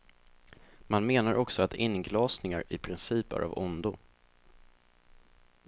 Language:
Swedish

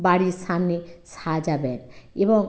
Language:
Bangla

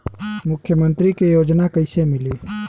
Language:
Bhojpuri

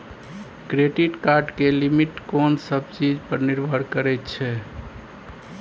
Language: Maithili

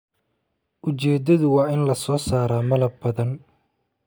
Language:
Somali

